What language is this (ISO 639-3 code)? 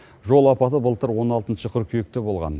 kaz